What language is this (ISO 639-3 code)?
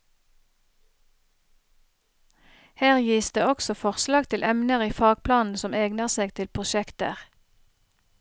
nor